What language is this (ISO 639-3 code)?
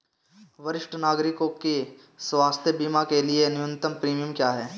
hin